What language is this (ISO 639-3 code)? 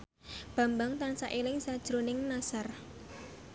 jav